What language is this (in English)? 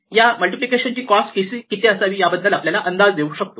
Marathi